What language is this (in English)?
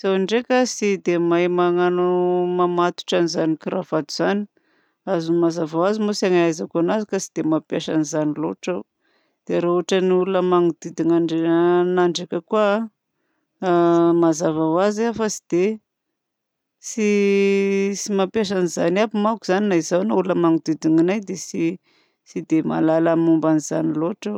Southern Betsimisaraka Malagasy